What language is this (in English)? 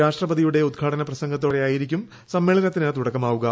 Malayalam